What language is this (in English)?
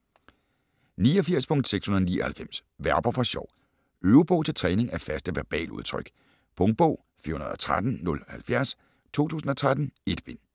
Danish